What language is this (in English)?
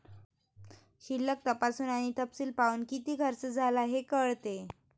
Marathi